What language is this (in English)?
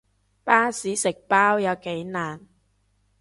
Cantonese